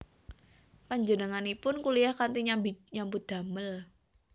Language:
Javanese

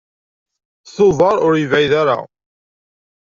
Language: Kabyle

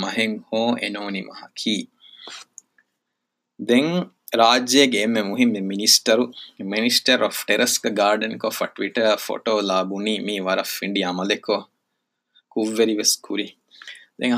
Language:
Urdu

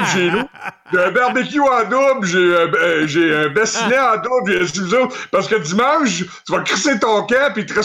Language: French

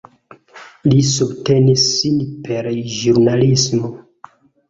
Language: Esperanto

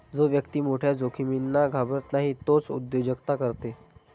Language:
Marathi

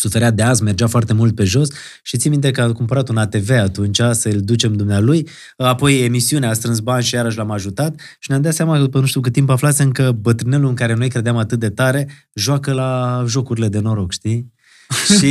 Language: Romanian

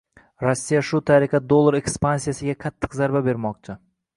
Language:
Uzbek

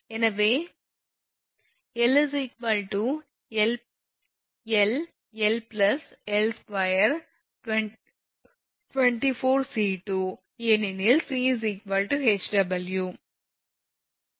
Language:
Tamil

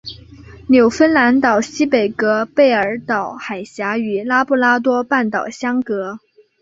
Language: Chinese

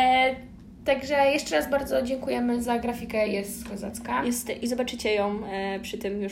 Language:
Polish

